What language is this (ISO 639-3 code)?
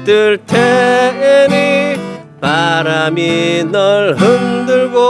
kor